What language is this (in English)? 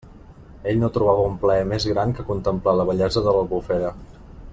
Catalan